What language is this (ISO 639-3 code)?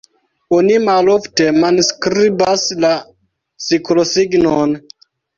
epo